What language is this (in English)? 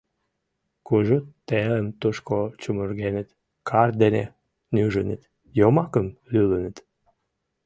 Mari